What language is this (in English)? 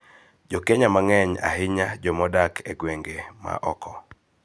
Luo (Kenya and Tanzania)